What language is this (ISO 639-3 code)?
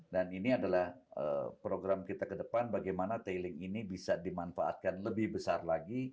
ind